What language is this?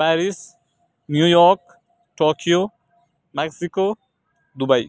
Urdu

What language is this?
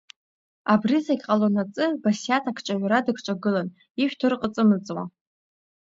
Abkhazian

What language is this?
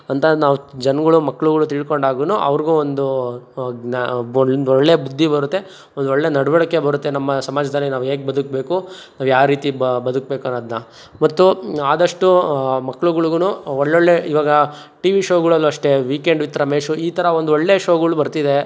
Kannada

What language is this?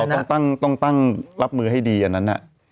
Thai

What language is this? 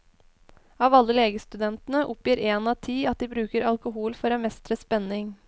Norwegian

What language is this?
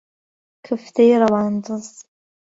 Central Kurdish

